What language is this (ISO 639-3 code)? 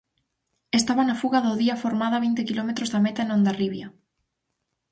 glg